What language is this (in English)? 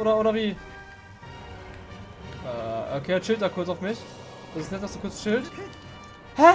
German